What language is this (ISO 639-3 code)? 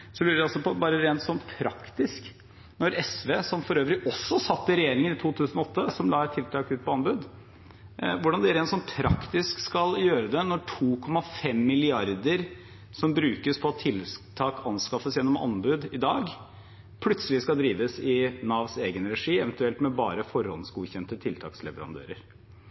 nob